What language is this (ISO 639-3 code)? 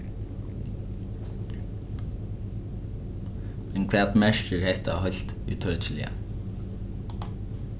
fao